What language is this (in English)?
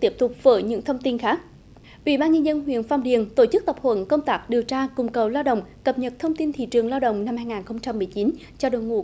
Vietnamese